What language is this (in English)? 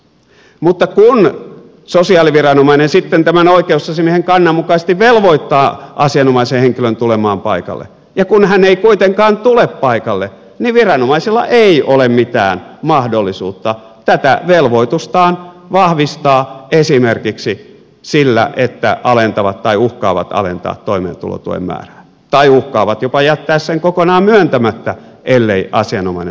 Finnish